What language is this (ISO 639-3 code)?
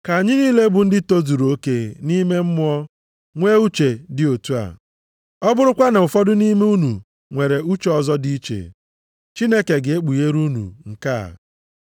ibo